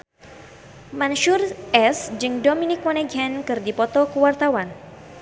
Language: Sundanese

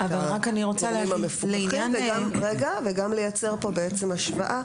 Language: Hebrew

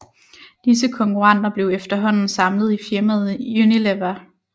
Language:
Danish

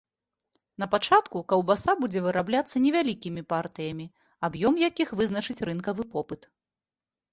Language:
Belarusian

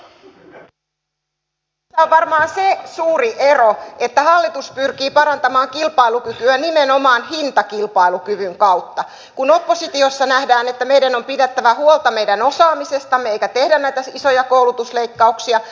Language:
Finnish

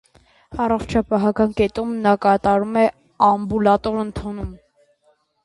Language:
Armenian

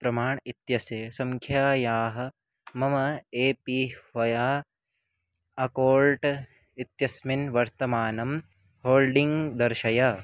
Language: Sanskrit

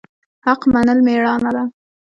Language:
Pashto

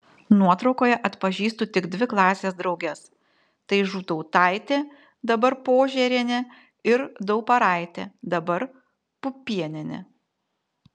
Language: Lithuanian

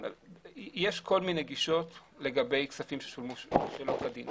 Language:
Hebrew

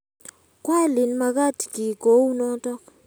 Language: Kalenjin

